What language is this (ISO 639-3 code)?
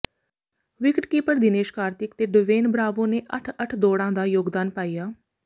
pan